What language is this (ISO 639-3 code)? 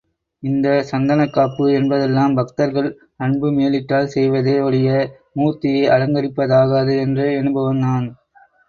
tam